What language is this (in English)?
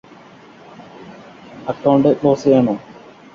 Malayalam